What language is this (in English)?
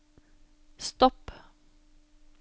Norwegian